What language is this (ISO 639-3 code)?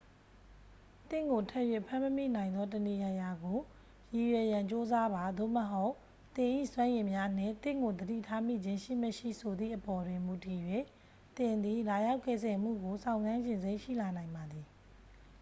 mya